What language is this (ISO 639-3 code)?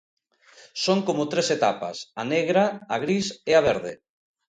glg